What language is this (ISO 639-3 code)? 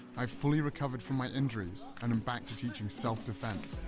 eng